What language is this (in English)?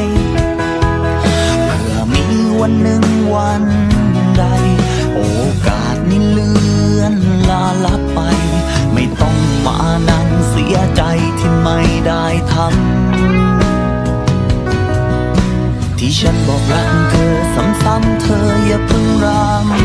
Thai